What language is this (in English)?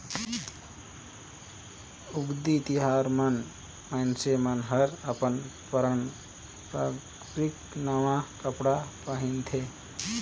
Chhattisgarhi